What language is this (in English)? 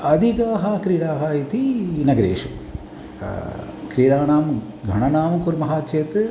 Sanskrit